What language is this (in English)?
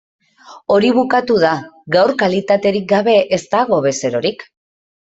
Basque